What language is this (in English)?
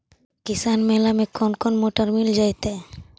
Magahi